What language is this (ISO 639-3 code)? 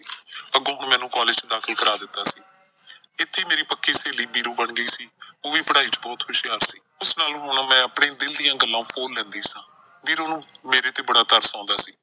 pan